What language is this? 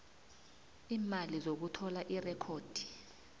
South Ndebele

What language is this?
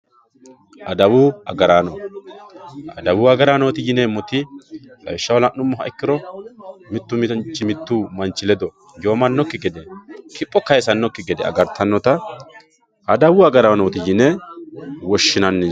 Sidamo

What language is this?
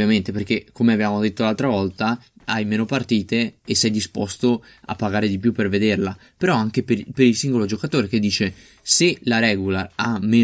Italian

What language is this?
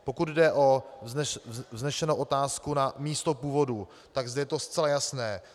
Czech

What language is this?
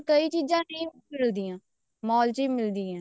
Punjabi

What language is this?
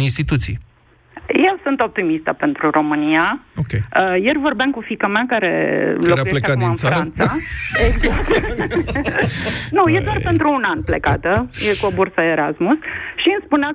Romanian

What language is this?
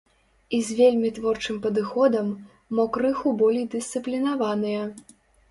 Belarusian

